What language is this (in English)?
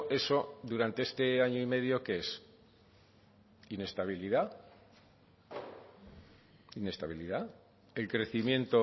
Spanish